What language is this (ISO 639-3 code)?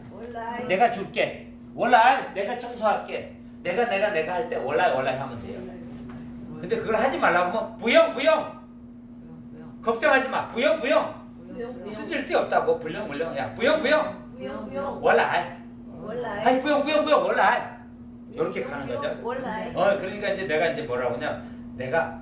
kor